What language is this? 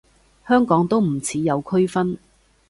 Cantonese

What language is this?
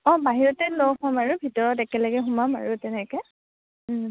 Assamese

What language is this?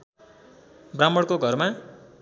Nepali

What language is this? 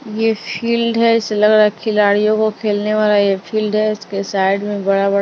Hindi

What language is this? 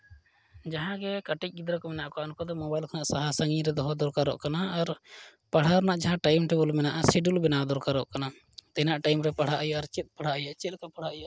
Santali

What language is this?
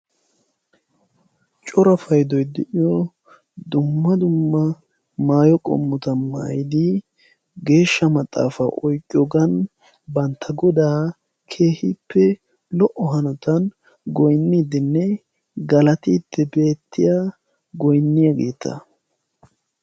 Wolaytta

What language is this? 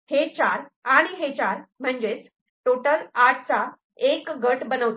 Marathi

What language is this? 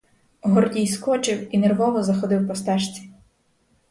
Ukrainian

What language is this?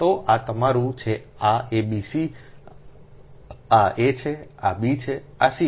Gujarati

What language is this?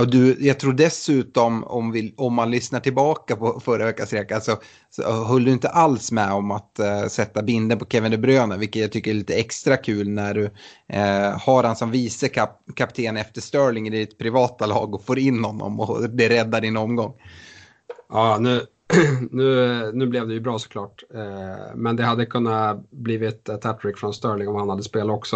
Swedish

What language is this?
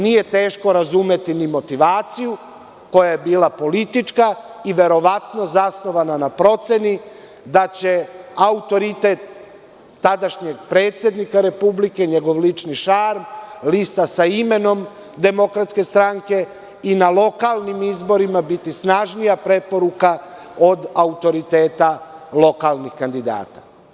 Serbian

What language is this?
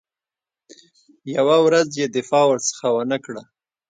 Pashto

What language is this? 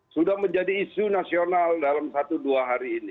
Indonesian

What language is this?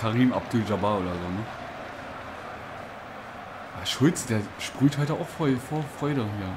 German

